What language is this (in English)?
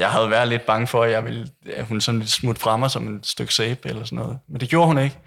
Danish